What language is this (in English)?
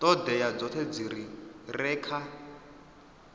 Venda